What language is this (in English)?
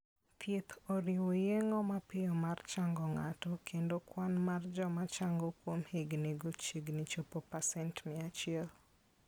Luo (Kenya and Tanzania)